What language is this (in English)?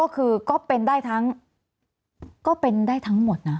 Thai